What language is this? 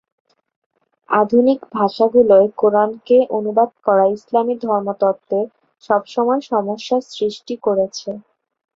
Bangla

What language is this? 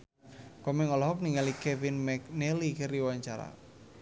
Sundanese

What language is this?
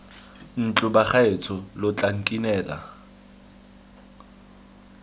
Tswana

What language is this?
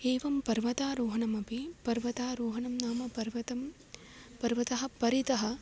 Sanskrit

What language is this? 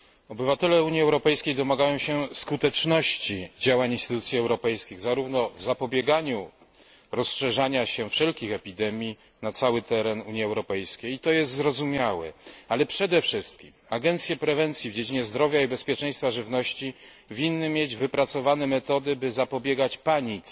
Polish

